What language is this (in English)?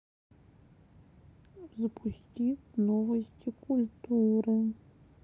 Russian